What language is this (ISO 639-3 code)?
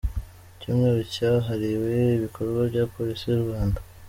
kin